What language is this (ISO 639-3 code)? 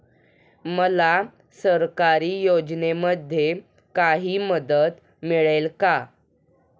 mar